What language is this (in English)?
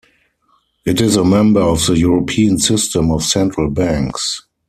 English